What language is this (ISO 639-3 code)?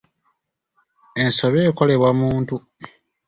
lug